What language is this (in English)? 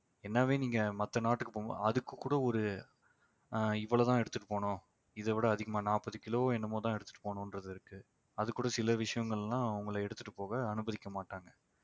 Tamil